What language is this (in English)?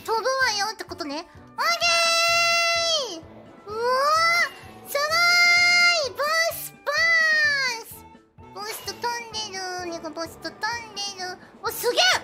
Japanese